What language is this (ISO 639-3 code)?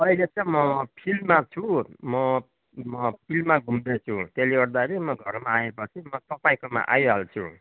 nep